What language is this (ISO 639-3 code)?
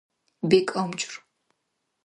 dar